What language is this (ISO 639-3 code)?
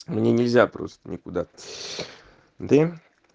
rus